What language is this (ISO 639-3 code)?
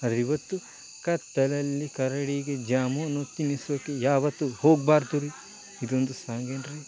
kan